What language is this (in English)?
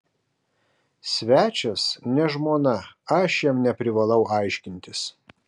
Lithuanian